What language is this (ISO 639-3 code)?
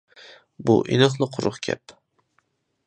uig